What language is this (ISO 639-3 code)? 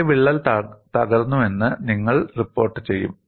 mal